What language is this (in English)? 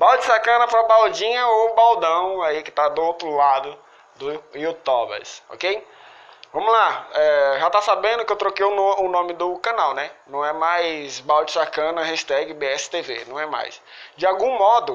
Portuguese